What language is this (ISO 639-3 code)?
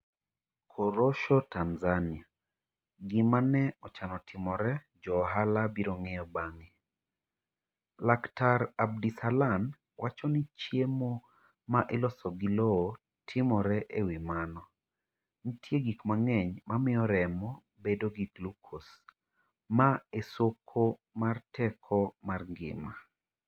luo